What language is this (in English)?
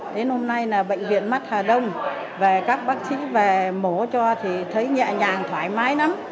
Vietnamese